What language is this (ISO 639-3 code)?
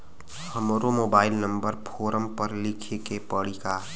bho